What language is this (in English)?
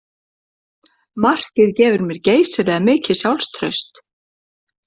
Icelandic